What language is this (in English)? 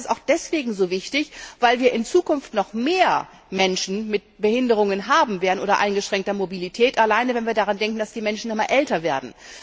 German